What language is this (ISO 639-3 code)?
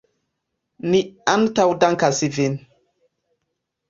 epo